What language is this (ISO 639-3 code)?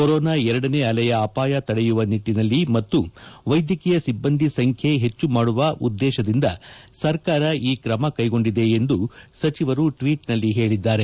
kan